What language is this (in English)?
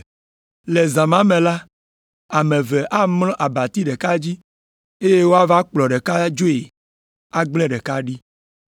Ewe